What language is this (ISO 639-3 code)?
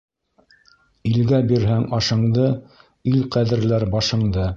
bak